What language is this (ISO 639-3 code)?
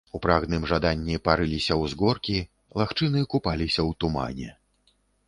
bel